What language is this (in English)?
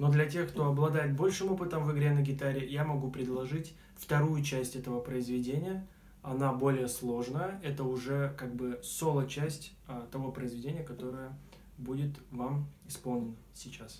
Russian